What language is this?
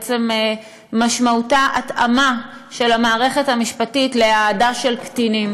Hebrew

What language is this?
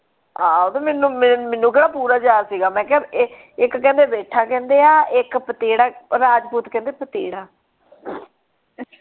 Punjabi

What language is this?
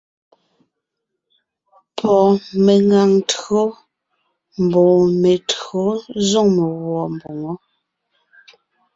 Ngiemboon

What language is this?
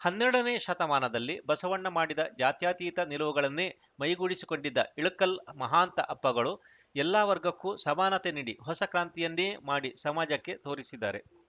Kannada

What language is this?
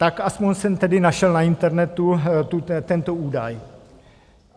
Czech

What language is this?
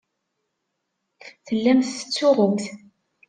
Kabyle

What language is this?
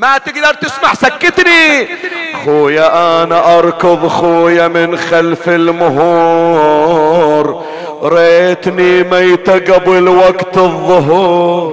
Arabic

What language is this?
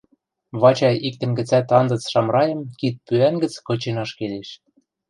Western Mari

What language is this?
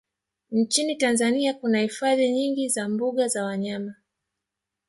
Swahili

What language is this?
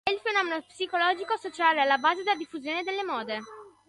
Italian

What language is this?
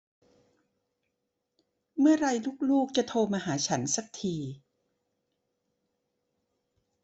Thai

